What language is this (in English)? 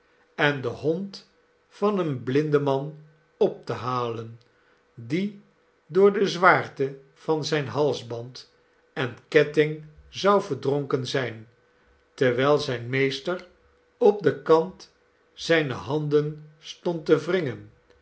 Dutch